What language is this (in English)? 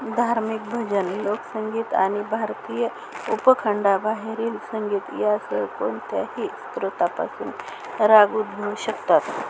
Marathi